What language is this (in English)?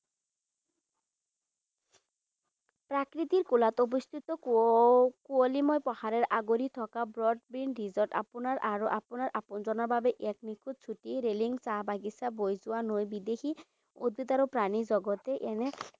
Assamese